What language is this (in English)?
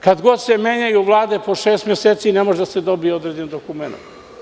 Serbian